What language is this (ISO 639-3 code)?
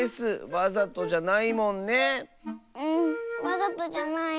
jpn